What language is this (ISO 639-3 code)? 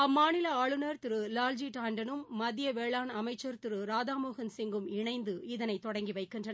tam